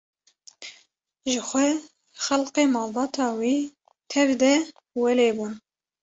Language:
Kurdish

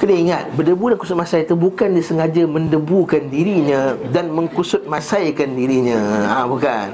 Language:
Malay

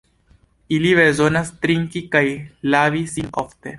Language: Esperanto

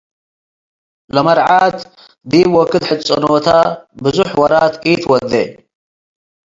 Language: Tigre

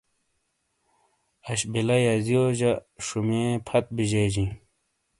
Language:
Shina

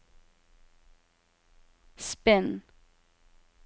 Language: Norwegian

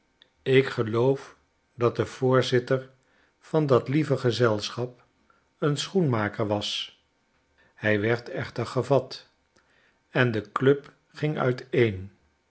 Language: Dutch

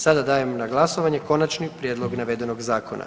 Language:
Croatian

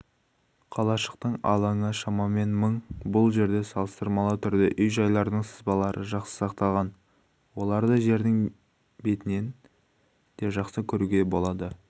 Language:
Kazakh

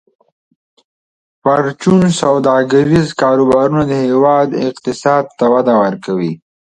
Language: Pashto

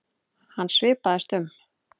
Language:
Icelandic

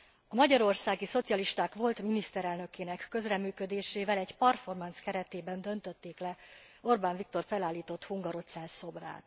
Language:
Hungarian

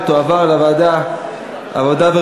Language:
Hebrew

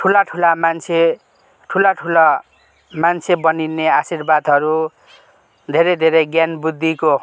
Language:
Nepali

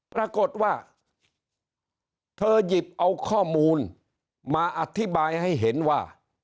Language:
Thai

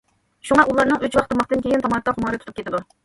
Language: Uyghur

